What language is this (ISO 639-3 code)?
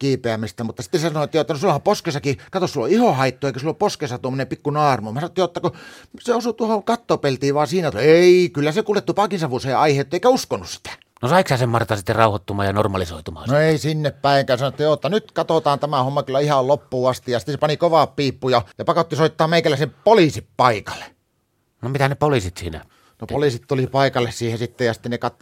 fin